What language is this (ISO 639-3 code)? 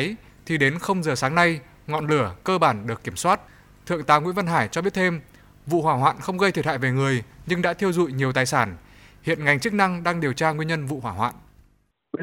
vie